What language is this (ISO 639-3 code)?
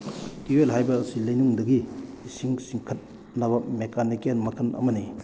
mni